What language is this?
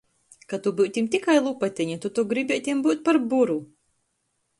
Latgalian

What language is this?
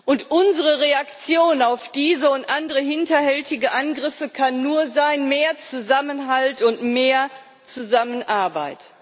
German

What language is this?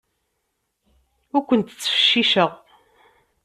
Kabyle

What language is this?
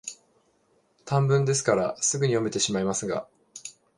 Japanese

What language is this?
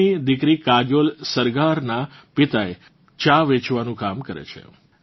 Gujarati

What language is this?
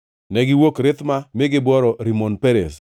Luo (Kenya and Tanzania)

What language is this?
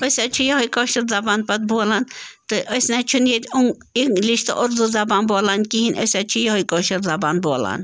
Kashmiri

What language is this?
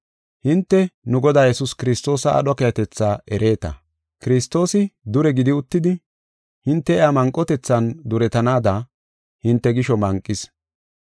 Gofa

